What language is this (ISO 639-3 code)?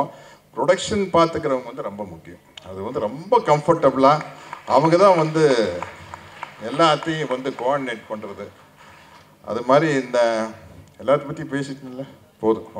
ind